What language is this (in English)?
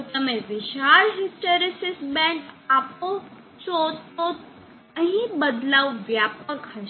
Gujarati